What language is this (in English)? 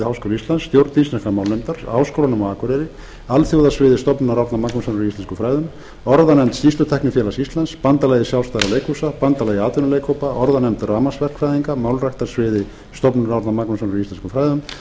Icelandic